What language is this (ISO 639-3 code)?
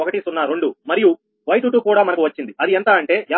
tel